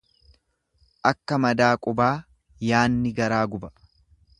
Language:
Oromo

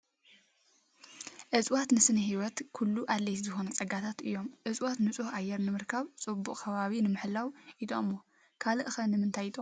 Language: Tigrinya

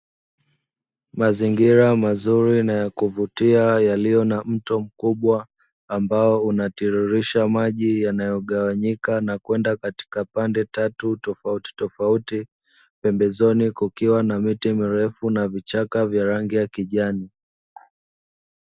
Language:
Swahili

